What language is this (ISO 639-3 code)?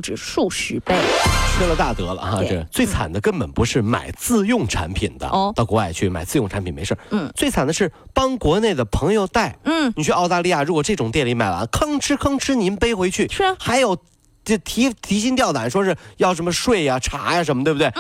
zho